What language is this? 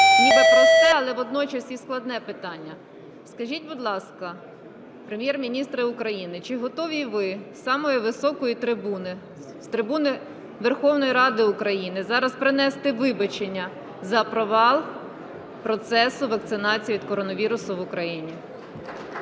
Ukrainian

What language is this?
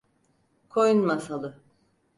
Turkish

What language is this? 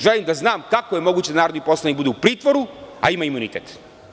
Serbian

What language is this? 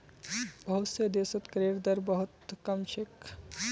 Magahi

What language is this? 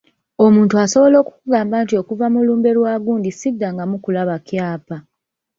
Ganda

